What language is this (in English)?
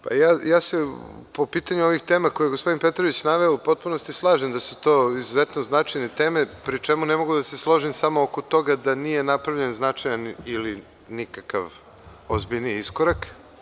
Serbian